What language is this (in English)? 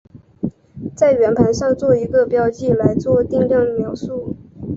Chinese